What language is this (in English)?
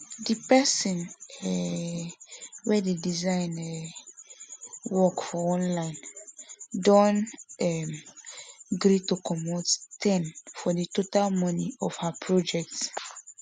Nigerian Pidgin